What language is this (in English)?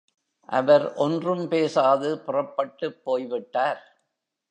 Tamil